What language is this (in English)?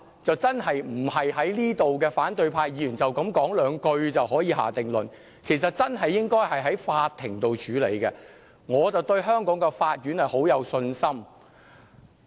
Cantonese